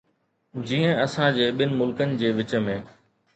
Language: Sindhi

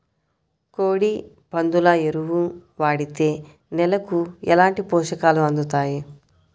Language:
Telugu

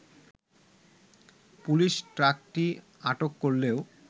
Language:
Bangla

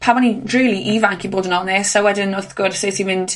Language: Welsh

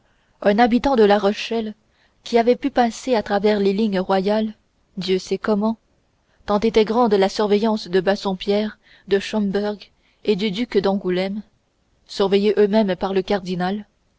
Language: French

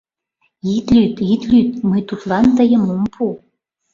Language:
Mari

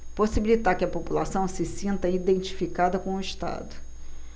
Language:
Portuguese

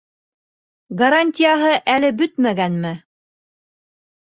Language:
Bashkir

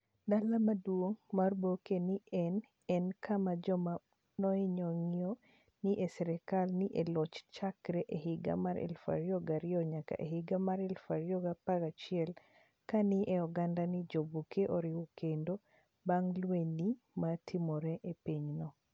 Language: Luo (Kenya and Tanzania)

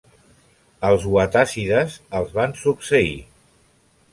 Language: Catalan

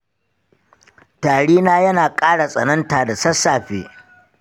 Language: Hausa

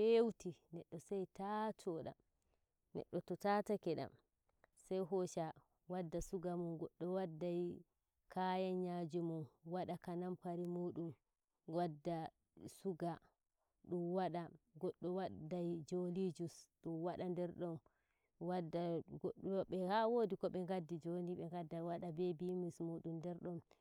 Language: Nigerian Fulfulde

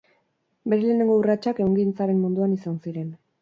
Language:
Basque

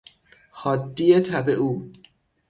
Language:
Persian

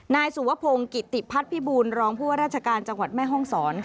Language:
Thai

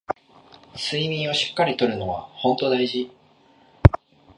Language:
Japanese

